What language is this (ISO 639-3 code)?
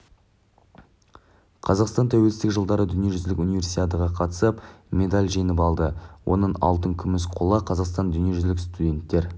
kaz